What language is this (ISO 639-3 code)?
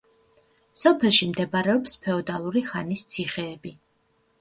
kat